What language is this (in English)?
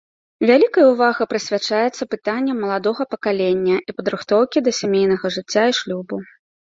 Belarusian